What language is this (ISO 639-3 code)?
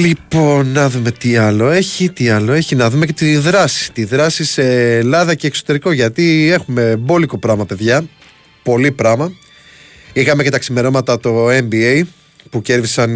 ell